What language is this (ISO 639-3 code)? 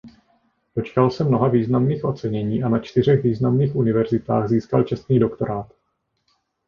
ces